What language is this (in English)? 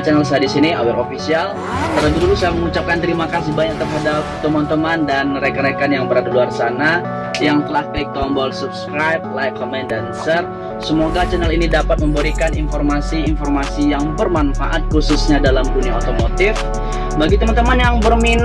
Indonesian